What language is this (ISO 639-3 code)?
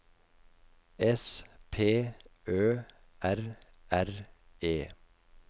nor